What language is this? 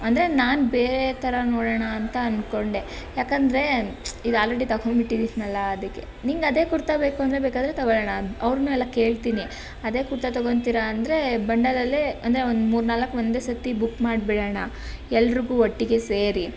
Kannada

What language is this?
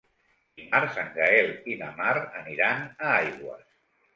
Catalan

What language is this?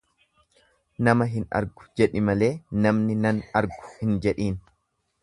Oromo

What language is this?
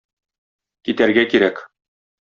Tatar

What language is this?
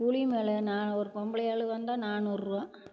Tamil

